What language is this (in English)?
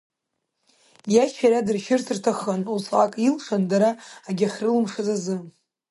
Abkhazian